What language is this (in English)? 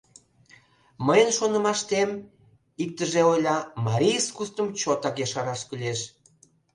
Mari